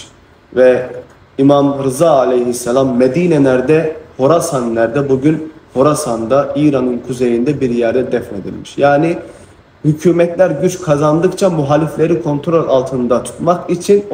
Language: Turkish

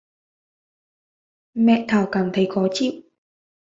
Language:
Vietnamese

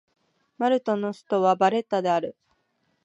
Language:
Japanese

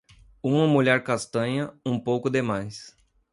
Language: Portuguese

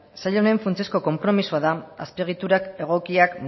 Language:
Basque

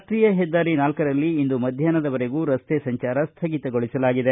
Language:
Kannada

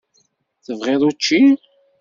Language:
Kabyle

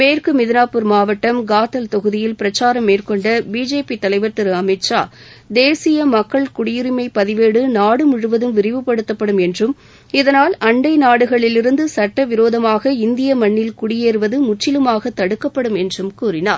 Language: Tamil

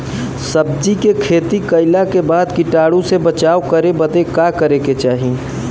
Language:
Bhojpuri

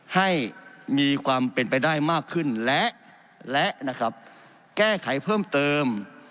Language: Thai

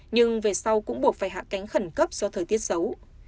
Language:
Vietnamese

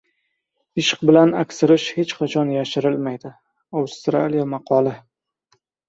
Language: Uzbek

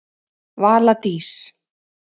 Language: Icelandic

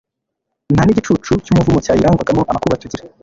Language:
Kinyarwanda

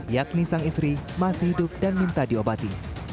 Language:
Indonesian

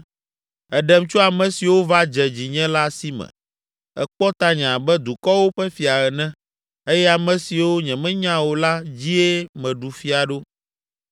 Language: Ewe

